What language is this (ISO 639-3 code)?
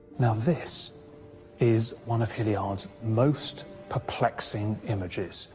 eng